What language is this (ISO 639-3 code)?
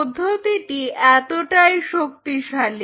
ben